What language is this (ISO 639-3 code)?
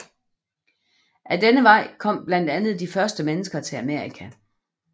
dan